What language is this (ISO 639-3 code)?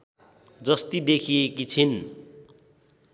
nep